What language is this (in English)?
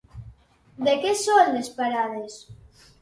Catalan